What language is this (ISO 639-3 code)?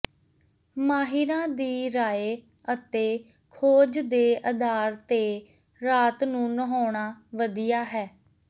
pan